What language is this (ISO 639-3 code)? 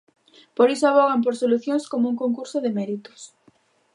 glg